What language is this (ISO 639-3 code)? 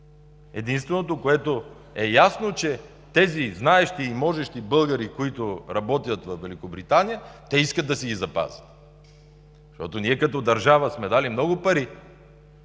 bul